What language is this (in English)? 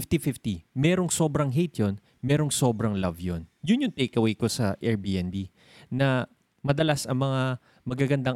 Filipino